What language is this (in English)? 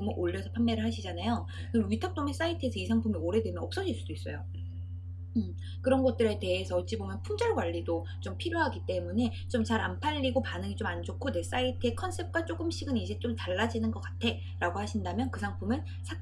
Korean